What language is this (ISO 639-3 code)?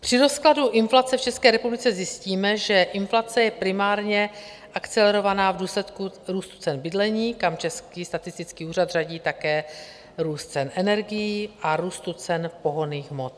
ces